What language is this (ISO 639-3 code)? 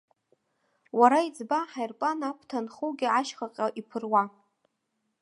abk